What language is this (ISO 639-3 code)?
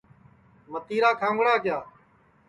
ssi